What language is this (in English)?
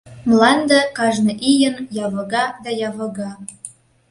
Mari